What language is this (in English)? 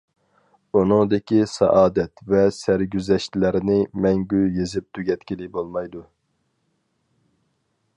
Uyghur